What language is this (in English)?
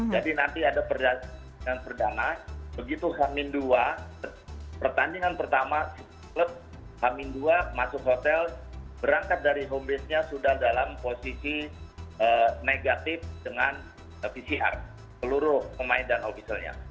Indonesian